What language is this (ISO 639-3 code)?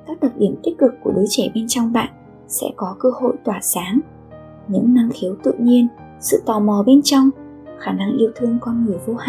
vie